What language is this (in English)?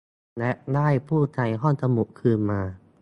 Thai